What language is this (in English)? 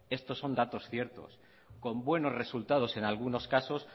Spanish